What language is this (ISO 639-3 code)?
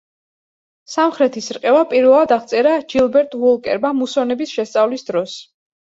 kat